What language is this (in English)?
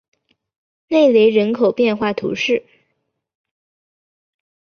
Chinese